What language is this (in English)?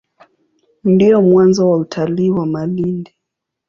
Swahili